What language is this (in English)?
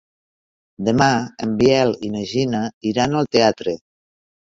Catalan